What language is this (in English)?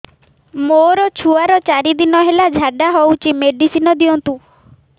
Odia